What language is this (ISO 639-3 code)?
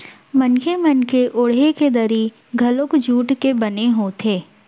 hne